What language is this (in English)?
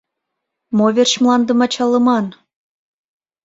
Mari